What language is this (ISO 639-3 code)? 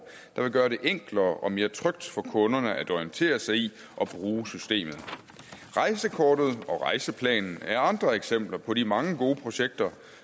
dan